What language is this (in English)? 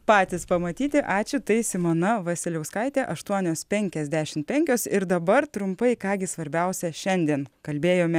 Lithuanian